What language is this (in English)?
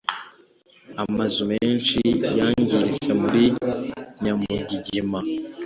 Kinyarwanda